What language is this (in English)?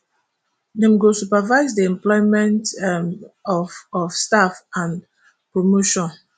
Nigerian Pidgin